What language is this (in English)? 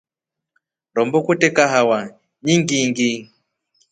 Rombo